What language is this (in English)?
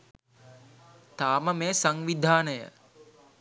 Sinhala